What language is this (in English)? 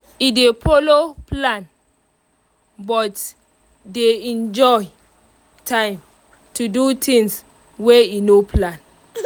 Nigerian Pidgin